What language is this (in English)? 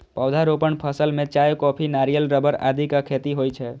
Maithili